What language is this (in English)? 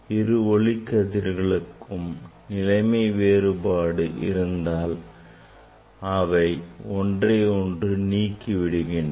Tamil